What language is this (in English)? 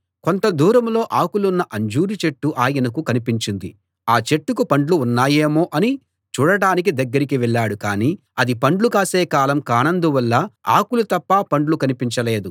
Telugu